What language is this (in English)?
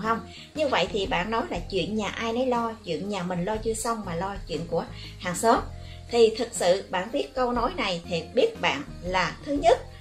Vietnamese